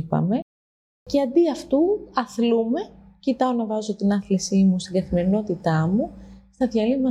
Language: Greek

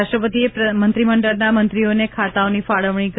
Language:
Gujarati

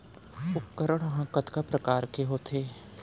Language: Chhattisgarhi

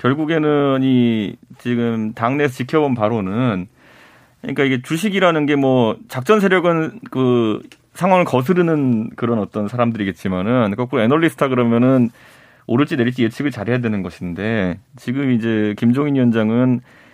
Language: Korean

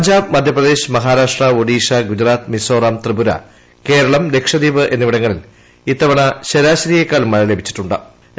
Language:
Malayalam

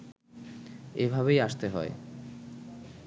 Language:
Bangla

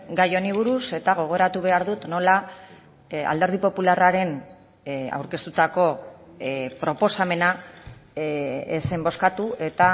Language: Basque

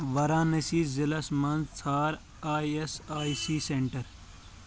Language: Kashmiri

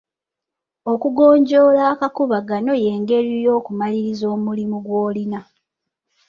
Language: Ganda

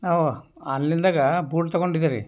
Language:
Kannada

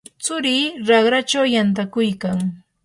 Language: Yanahuanca Pasco Quechua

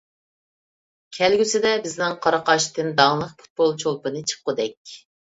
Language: Uyghur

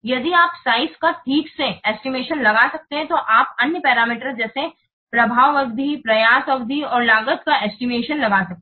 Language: Hindi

